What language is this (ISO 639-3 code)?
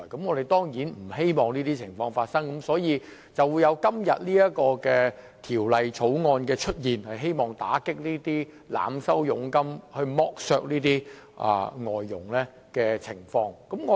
yue